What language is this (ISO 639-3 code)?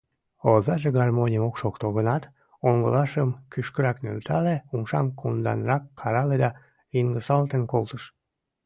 chm